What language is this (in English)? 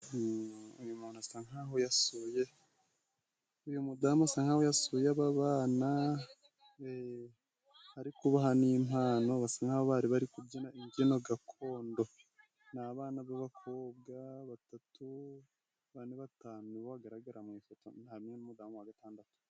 Kinyarwanda